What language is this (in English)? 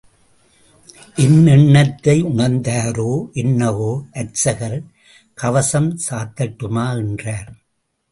Tamil